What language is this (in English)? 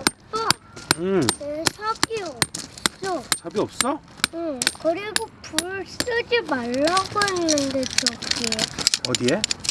Korean